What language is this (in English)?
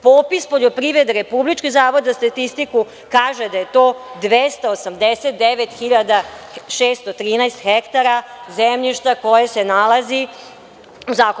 Serbian